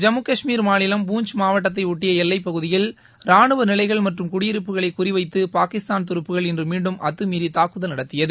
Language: Tamil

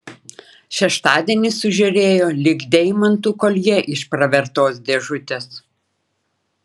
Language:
Lithuanian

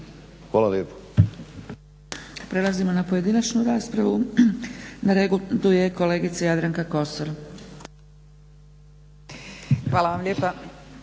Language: Croatian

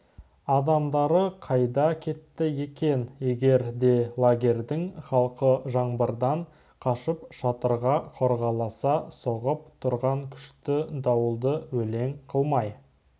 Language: Kazakh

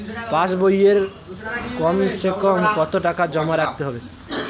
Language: Bangla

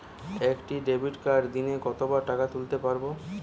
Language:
Bangla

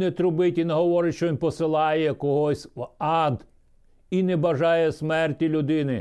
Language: Ukrainian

